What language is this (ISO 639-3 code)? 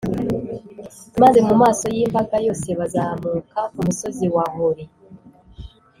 kin